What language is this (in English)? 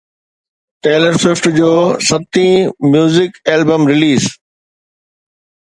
Sindhi